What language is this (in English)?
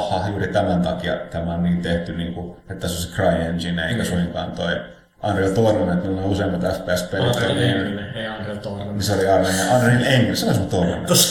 Finnish